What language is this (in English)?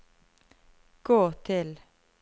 Norwegian